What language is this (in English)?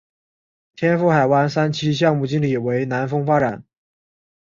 Chinese